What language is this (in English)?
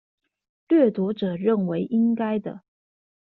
Chinese